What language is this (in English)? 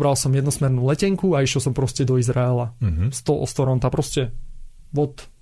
Slovak